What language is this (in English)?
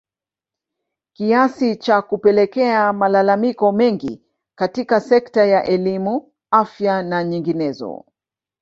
Swahili